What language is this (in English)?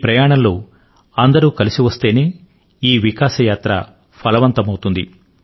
Telugu